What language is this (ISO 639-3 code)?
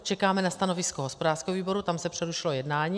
ces